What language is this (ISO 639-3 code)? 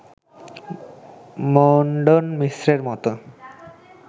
ben